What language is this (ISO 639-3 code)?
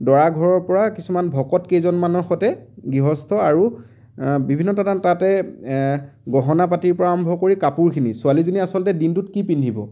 asm